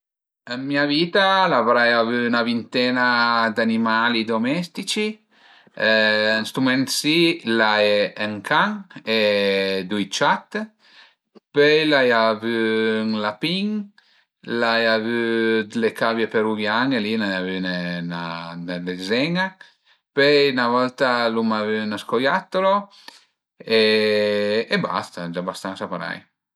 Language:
Piedmontese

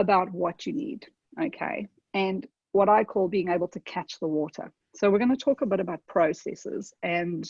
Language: English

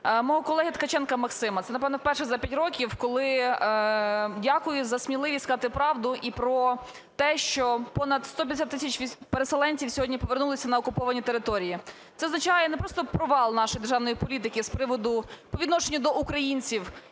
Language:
Ukrainian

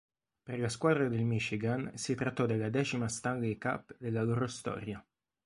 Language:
Italian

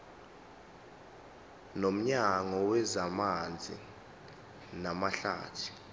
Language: Zulu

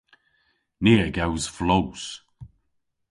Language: Cornish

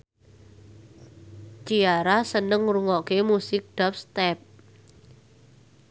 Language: Javanese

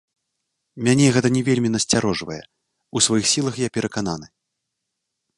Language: Belarusian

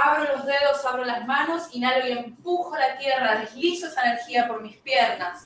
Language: Spanish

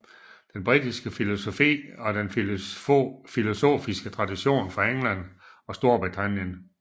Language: Danish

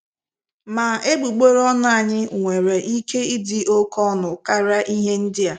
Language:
Igbo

